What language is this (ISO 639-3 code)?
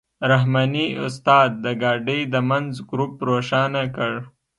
pus